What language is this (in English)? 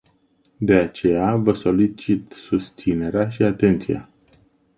Romanian